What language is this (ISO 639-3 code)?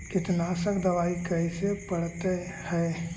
mag